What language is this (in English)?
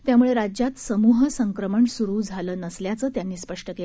Marathi